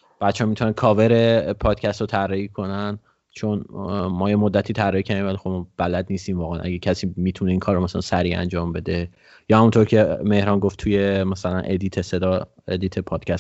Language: Persian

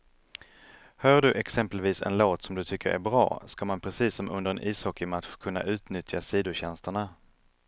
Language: Swedish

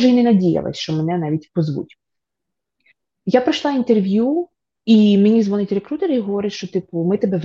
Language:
Ukrainian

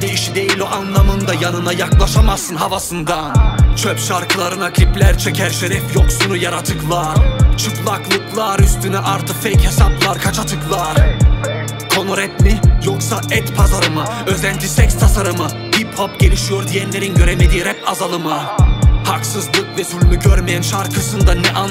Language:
Turkish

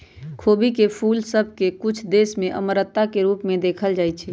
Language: Magahi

